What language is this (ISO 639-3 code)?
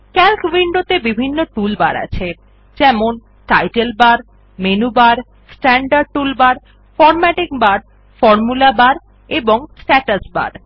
ben